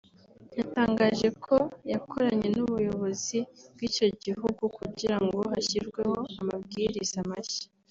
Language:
Kinyarwanda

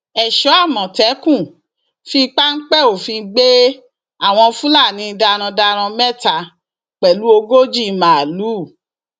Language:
Yoruba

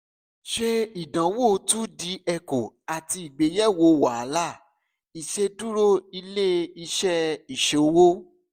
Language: Yoruba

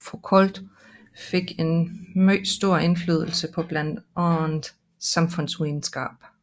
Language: Danish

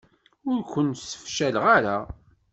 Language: Kabyle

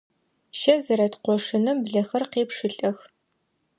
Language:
Adyghe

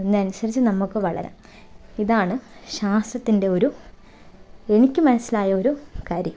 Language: Malayalam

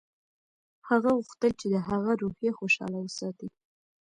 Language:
Pashto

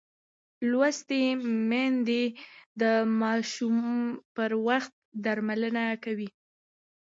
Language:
Pashto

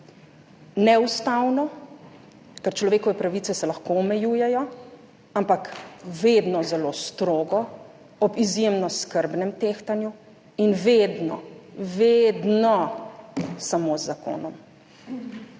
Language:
Slovenian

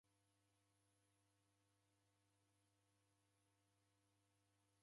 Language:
Taita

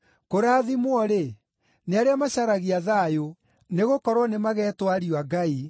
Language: Kikuyu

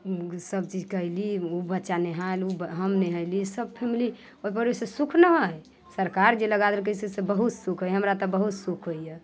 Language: Maithili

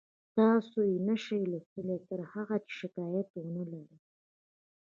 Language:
Pashto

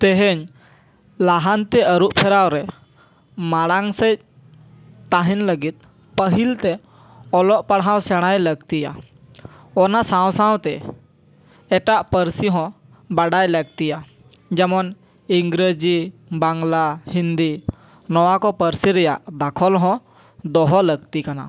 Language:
Santali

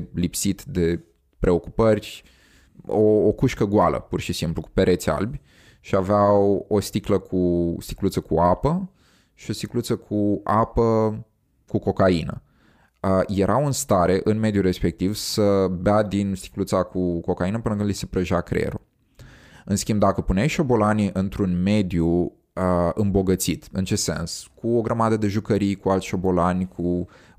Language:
Romanian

